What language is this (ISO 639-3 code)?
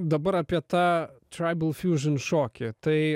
lit